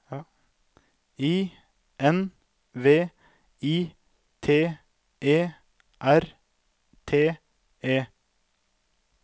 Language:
Norwegian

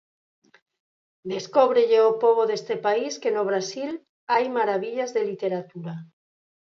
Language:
Galician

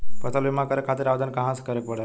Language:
Bhojpuri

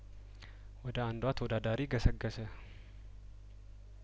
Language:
Amharic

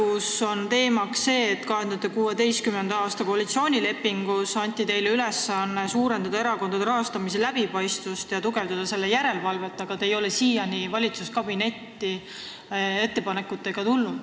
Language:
Estonian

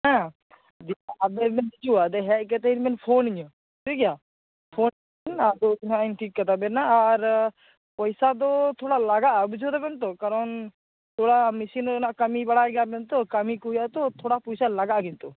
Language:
Santali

